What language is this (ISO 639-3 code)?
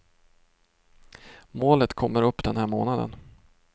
swe